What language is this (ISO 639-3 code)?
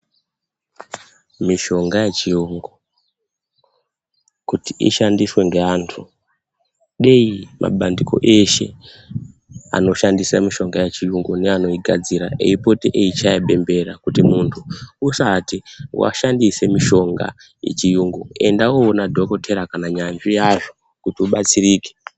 ndc